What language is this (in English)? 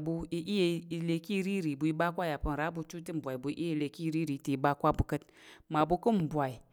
Tarok